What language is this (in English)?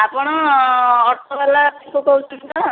Odia